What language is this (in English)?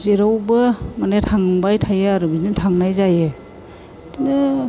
Bodo